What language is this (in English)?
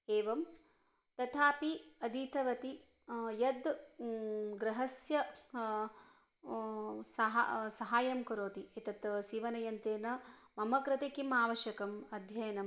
Sanskrit